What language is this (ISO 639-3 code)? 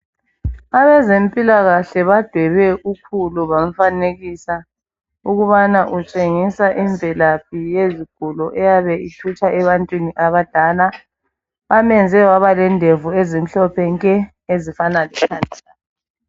nde